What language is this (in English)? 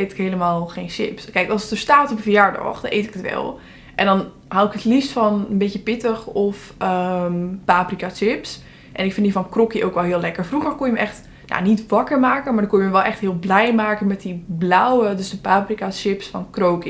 Dutch